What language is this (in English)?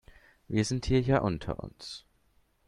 German